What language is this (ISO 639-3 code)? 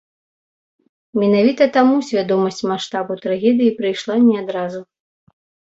bel